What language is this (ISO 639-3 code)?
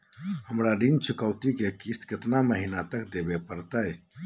mag